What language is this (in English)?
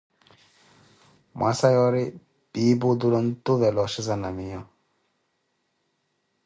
Koti